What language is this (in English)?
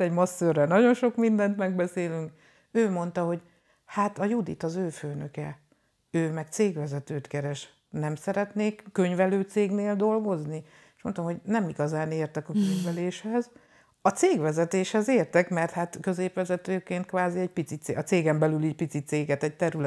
Hungarian